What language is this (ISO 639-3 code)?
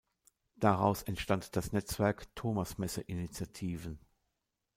deu